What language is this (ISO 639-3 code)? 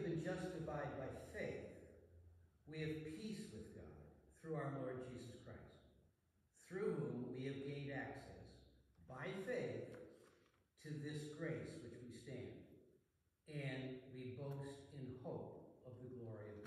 eng